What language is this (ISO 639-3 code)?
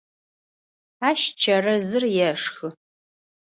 ady